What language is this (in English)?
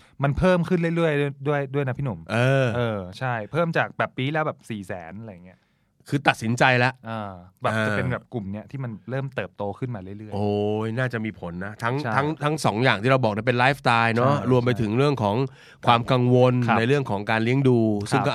Thai